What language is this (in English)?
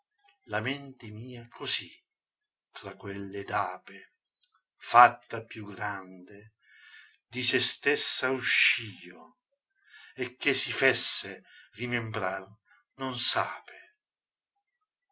Italian